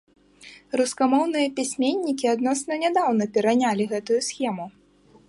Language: Belarusian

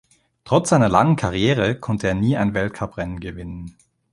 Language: German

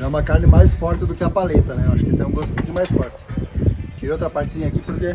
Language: Portuguese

